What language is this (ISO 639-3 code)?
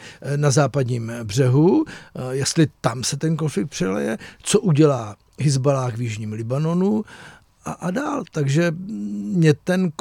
ces